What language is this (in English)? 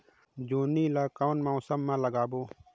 Chhattisgarhi